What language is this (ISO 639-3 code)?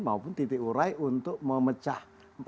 ind